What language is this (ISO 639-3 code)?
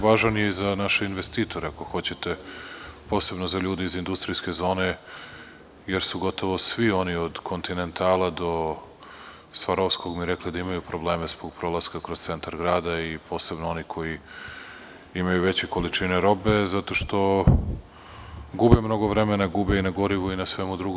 srp